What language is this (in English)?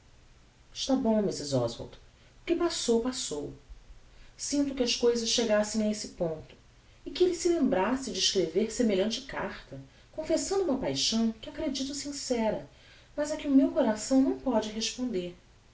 Portuguese